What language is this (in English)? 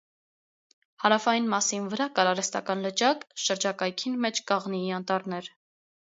Armenian